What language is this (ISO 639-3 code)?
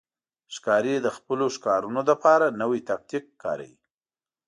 pus